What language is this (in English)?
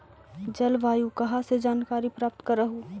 Magahi